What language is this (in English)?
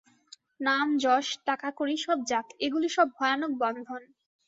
Bangla